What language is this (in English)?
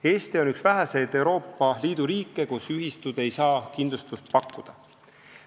Estonian